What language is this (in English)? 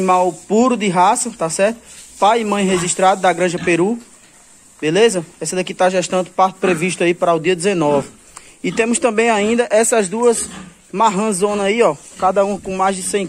Portuguese